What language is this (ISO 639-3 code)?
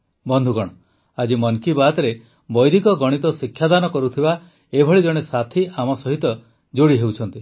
ori